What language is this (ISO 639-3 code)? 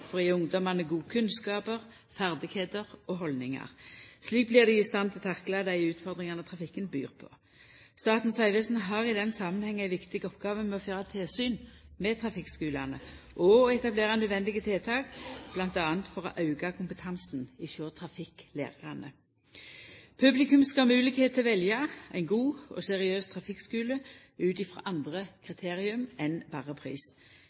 nno